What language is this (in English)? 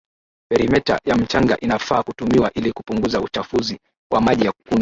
Swahili